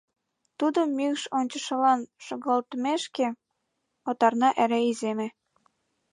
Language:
Mari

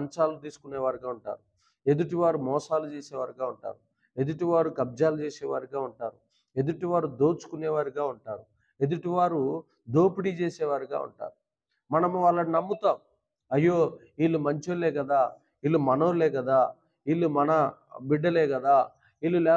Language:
Telugu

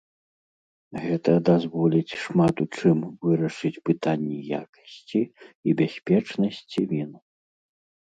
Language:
Belarusian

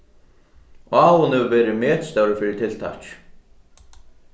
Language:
Faroese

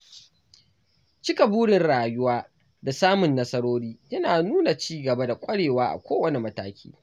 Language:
Hausa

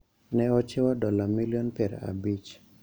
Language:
Luo (Kenya and Tanzania)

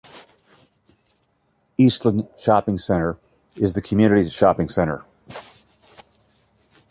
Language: English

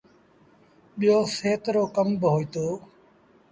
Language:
Sindhi Bhil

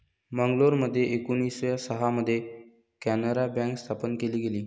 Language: Marathi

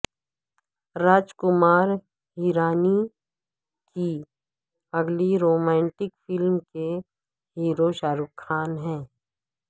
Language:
Urdu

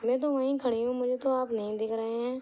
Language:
Urdu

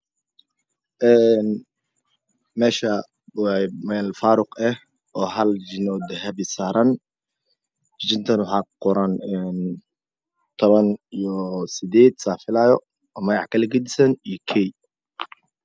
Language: Somali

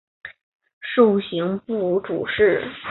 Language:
Chinese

